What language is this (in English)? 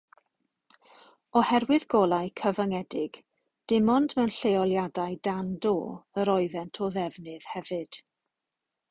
Welsh